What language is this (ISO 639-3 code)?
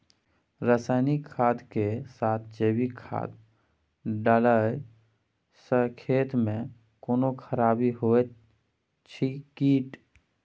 mai